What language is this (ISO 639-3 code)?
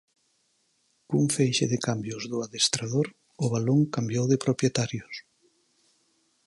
glg